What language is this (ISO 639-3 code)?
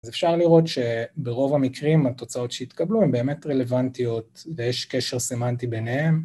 heb